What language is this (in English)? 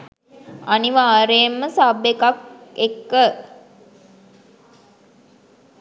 Sinhala